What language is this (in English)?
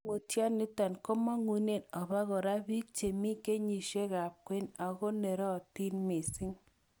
Kalenjin